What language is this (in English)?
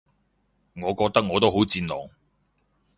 Cantonese